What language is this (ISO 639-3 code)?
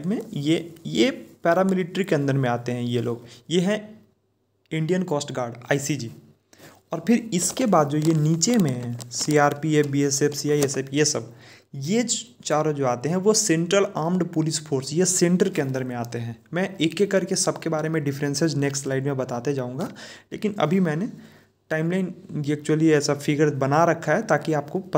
hin